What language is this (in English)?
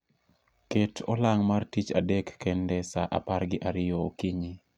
Luo (Kenya and Tanzania)